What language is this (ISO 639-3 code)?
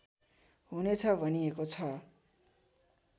nep